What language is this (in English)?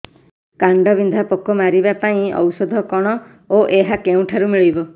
Odia